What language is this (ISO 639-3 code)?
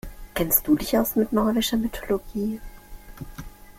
deu